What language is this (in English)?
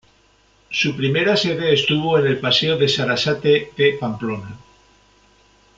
Spanish